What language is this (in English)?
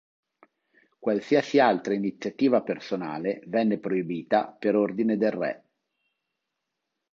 Italian